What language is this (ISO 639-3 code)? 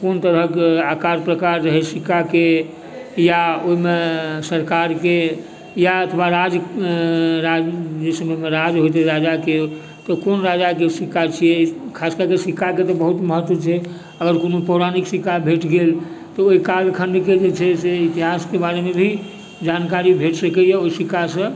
mai